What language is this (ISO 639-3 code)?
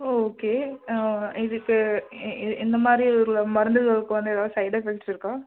tam